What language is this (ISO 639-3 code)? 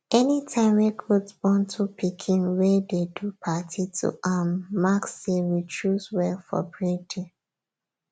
pcm